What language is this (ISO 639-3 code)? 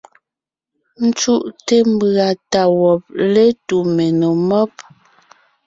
nnh